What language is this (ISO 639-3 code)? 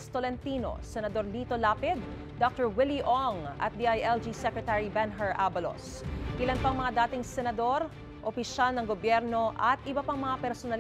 fil